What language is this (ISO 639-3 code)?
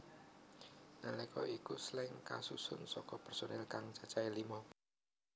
jav